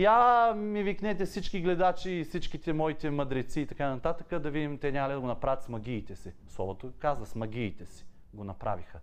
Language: Bulgarian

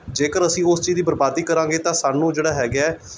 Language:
Punjabi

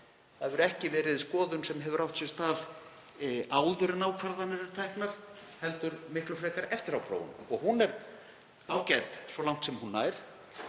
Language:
Icelandic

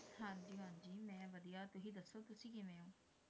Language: Punjabi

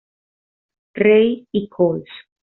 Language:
Spanish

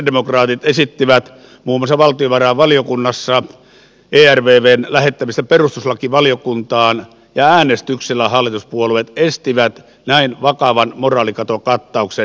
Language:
Finnish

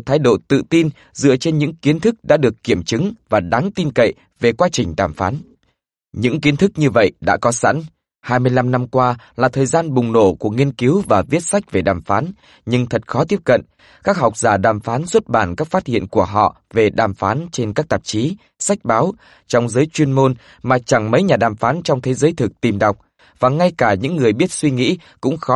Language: Vietnamese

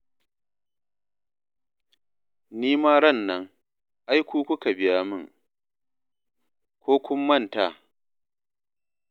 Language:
Hausa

